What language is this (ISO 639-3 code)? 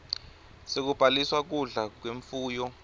ssw